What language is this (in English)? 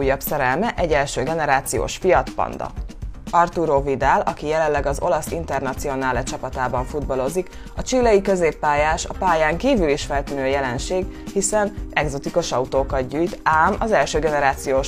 Hungarian